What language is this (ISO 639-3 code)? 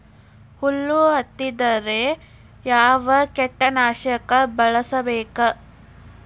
kan